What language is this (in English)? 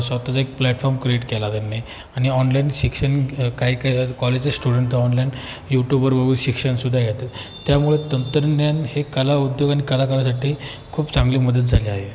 Marathi